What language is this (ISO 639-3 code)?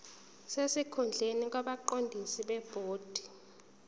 zul